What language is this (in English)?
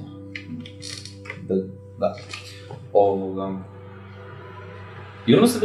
Croatian